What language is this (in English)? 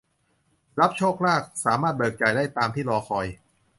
Thai